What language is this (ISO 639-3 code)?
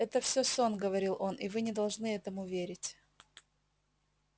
rus